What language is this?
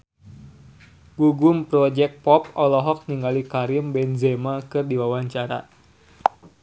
Sundanese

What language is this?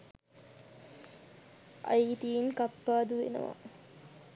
Sinhala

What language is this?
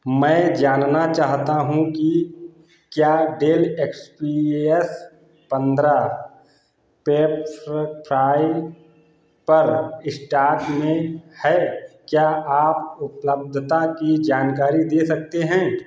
Hindi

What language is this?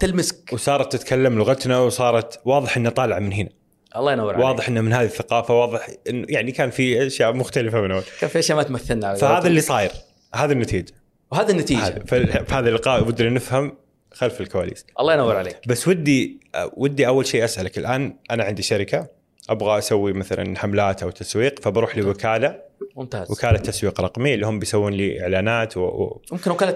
Arabic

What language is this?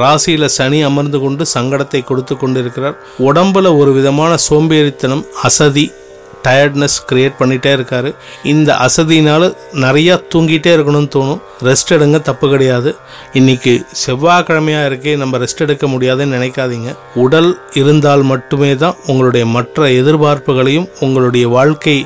Tamil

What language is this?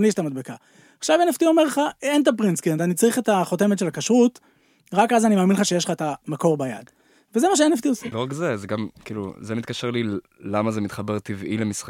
Hebrew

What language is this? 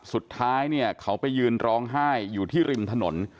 Thai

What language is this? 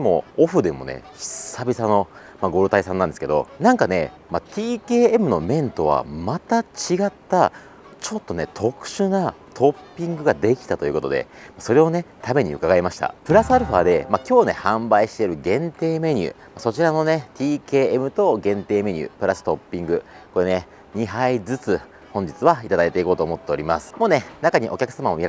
Japanese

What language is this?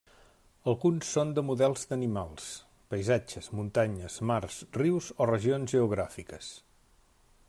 Catalan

